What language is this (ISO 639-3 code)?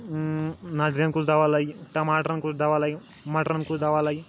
kas